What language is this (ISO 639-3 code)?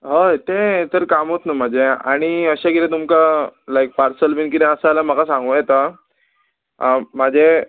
kok